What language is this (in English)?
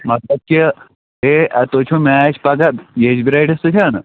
Kashmiri